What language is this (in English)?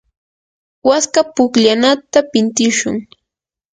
Yanahuanca Pasco Quechua